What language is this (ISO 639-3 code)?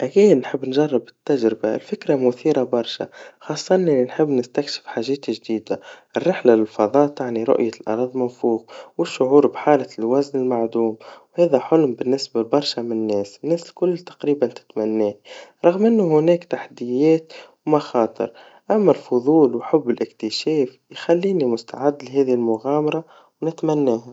aeb